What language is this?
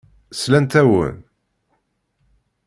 Kabyle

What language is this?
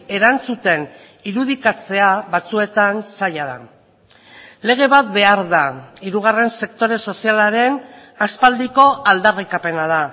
Basque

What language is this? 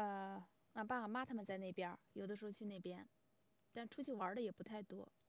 Chinese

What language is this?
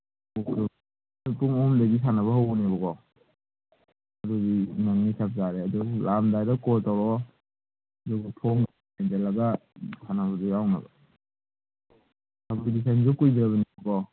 Manipuri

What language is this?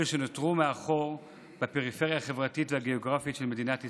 Hebrew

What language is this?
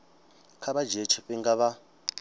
Venda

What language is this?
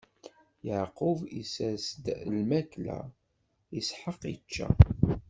Kabyle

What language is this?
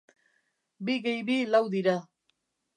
Basque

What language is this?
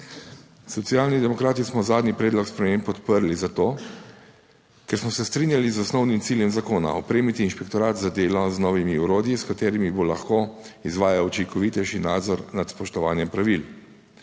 Slovenian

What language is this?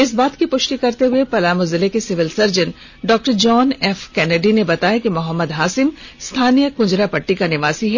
Hindi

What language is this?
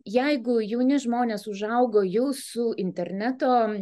Lithuanian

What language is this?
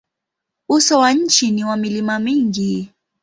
Swahili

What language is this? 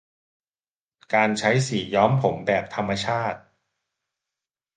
Thai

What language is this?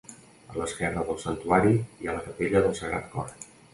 Catalan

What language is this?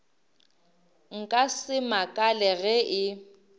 Northern Sotho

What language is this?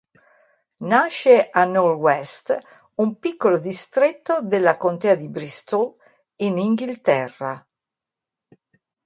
Italian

